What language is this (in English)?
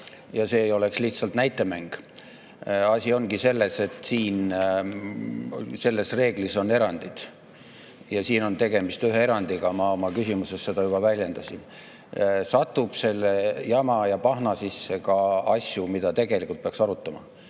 Estonian